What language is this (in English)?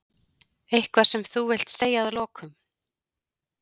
Icelandic